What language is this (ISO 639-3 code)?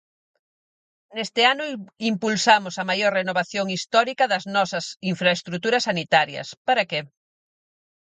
glg